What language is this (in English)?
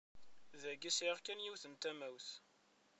Kabyle